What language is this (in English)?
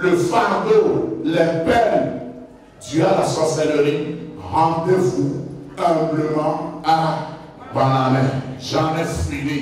French